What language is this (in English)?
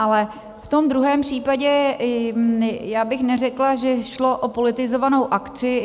Czech